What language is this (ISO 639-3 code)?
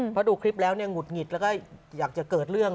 tha